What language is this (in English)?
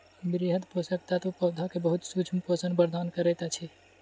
Maithili